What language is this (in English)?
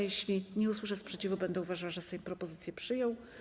Polish